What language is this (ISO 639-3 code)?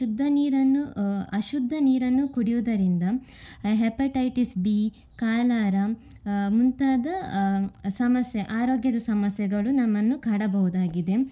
kan